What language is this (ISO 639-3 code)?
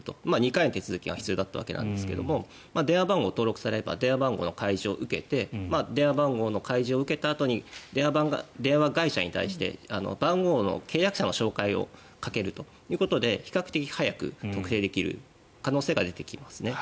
jpn